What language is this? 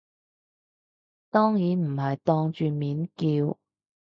Cantonese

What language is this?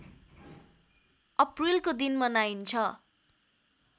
Nepali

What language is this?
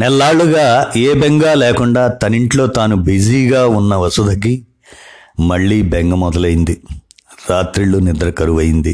Telugu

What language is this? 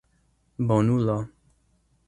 Esperanto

